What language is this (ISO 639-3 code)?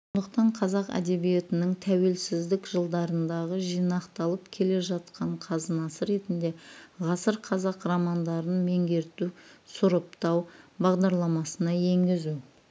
kaz